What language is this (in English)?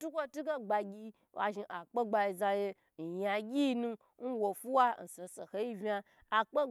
Gbagyi